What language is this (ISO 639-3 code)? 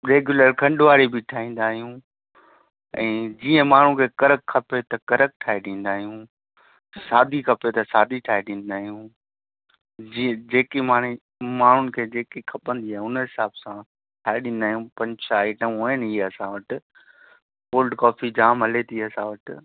snd